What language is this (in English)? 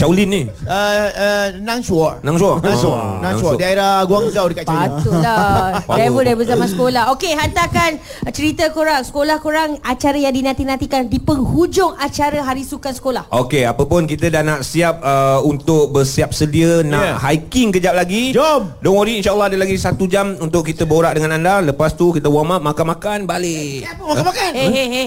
Malay